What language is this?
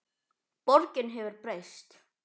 Icelandic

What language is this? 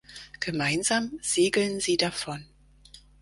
German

